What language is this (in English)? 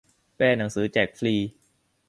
Thai